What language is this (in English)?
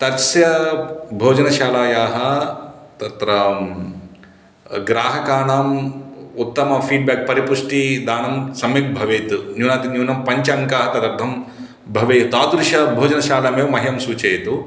Sanskrit